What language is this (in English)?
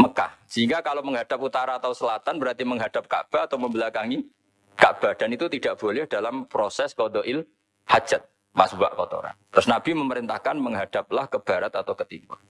Indonesian